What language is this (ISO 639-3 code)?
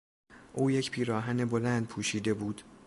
fas